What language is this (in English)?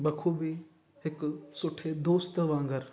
Sindhi